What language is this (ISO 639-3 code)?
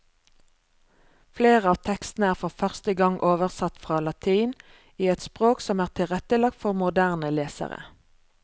nor